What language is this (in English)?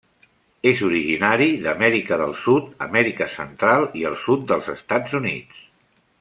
Catalan